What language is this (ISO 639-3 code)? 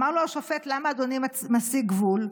heb